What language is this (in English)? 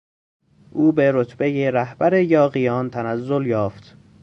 Persian